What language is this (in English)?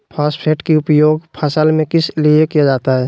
Magahi